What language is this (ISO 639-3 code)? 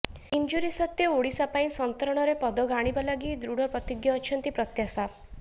ori